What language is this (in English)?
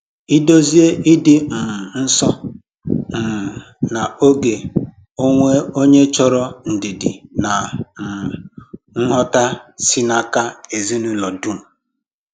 Igbo